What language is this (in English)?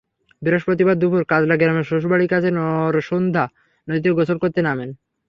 Bangla